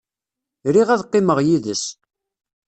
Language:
Kabyle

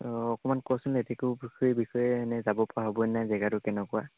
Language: Assamese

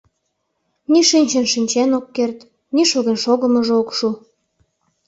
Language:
Mari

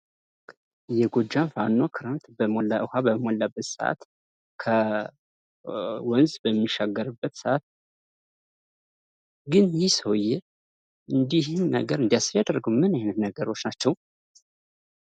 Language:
Amharic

